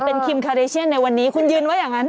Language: Thai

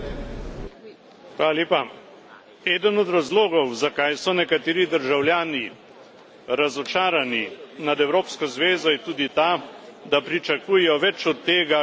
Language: Slovenian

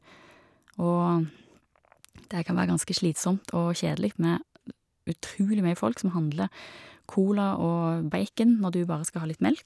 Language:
Norwegian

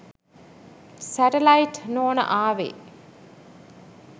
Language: Sinhala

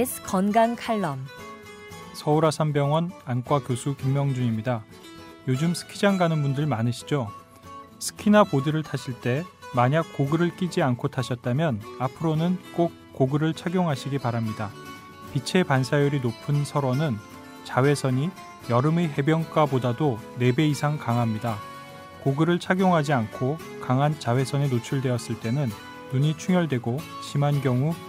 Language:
Korean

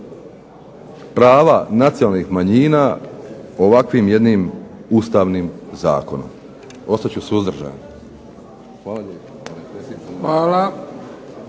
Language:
Croatian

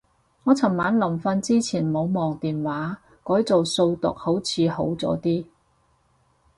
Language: Cantonese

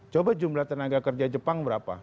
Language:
Indonesian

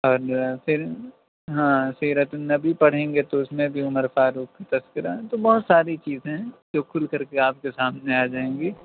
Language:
Urdu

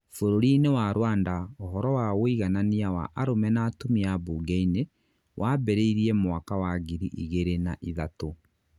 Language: Kikuyu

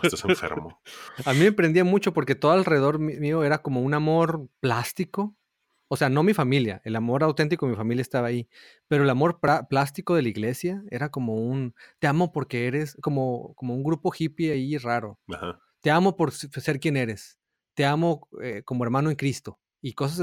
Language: Spanish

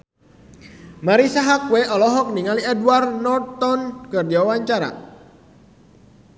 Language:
Sundanese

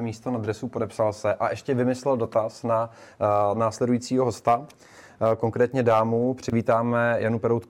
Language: Czech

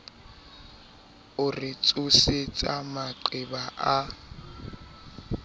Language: Southern Sotho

